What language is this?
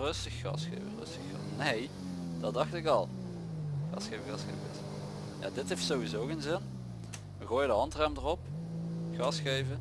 Dutch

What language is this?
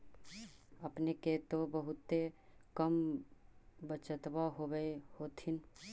Magahi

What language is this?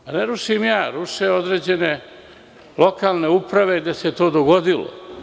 Serbian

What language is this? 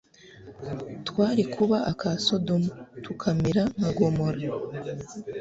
Kinyarwanda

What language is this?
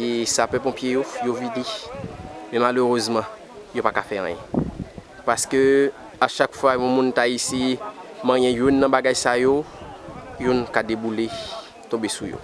French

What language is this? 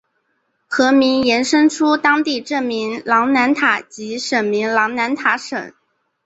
Chinese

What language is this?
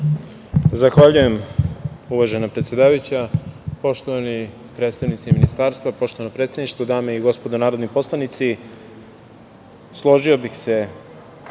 Serbian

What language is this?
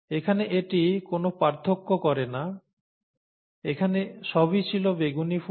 Bangla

